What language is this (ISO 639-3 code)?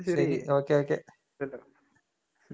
mal